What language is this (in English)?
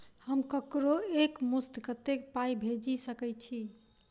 Maithili